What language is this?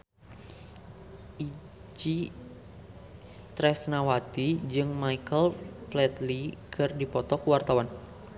Sundanese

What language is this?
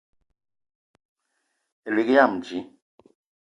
Eton (Cameroon)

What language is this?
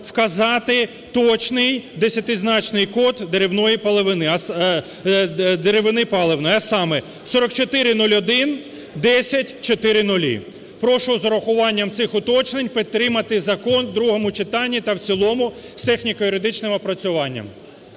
Ukrainian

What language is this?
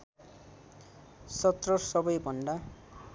Nepali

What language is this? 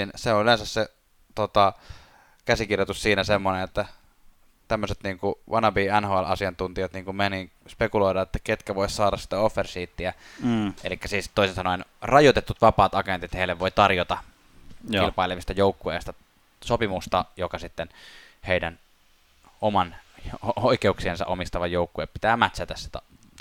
Finnish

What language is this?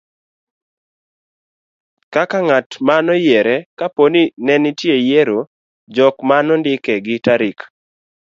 Luo (Kenya and Tanzania)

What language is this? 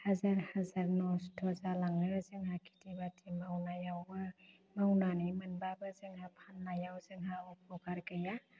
Bodo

